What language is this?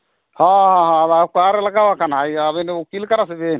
Santali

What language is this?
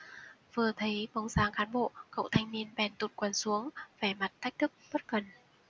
Vietnamese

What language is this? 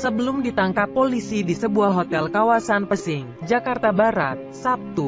Indonesian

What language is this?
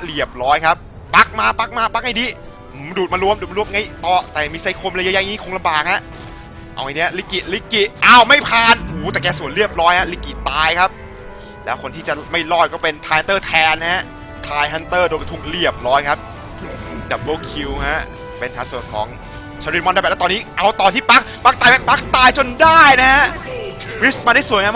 Thai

